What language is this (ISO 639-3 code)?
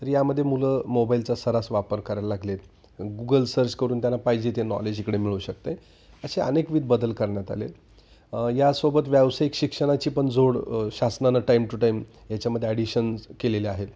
mar